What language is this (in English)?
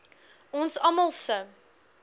Afrikaans